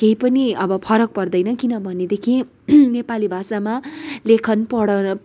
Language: Nepali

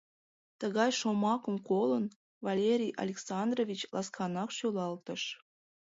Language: Mari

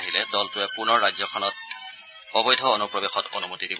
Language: Assamese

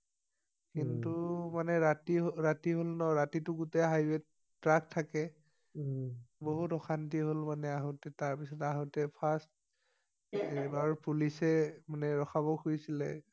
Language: Assamese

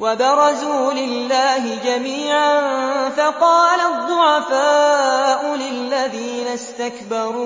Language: Arabic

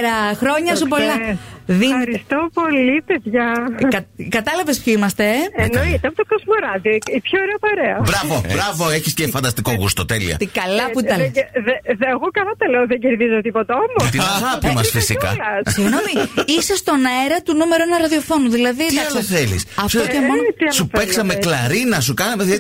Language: Greek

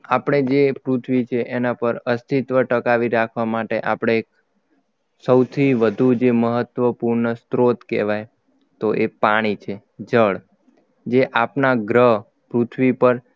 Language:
Gujarati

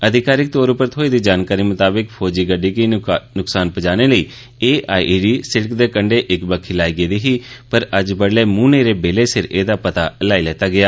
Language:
Dogri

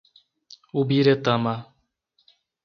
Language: Portuguese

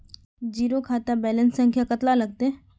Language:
Magahi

